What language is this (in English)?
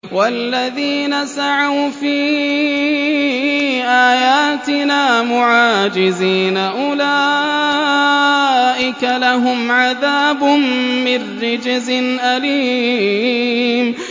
Arabic